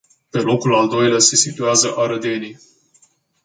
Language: Romanian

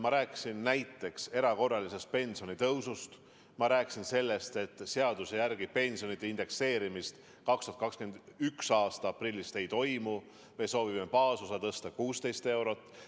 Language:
Estonian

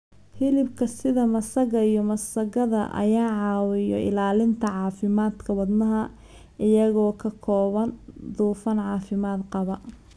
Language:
Somali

